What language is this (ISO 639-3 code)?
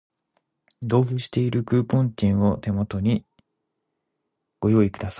jpn